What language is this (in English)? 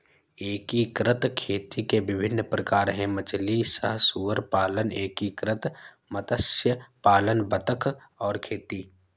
Hindi